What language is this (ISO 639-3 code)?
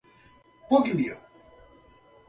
por